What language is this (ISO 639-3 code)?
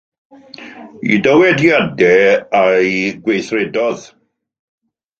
cym